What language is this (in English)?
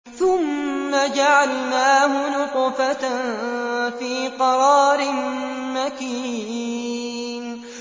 Arabic